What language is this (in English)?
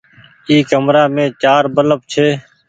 Goaria